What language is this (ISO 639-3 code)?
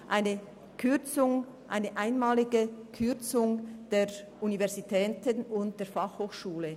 gsw